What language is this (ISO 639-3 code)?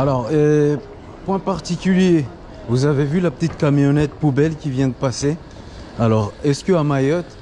fra